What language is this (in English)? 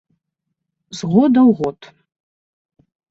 Belarusian